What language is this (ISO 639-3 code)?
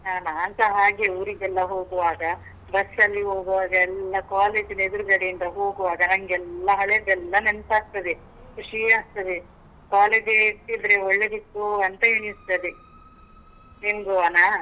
kan